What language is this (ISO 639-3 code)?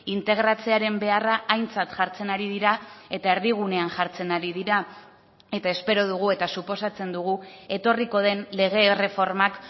eus